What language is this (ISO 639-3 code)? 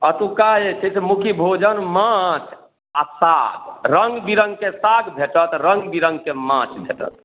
mai